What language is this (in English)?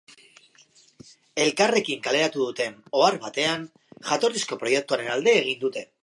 Basque